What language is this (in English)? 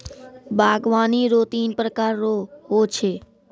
Maithili